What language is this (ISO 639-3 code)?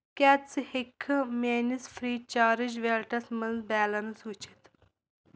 kas